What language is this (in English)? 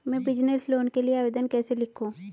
Hindi